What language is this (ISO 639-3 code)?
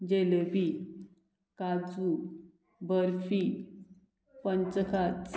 kok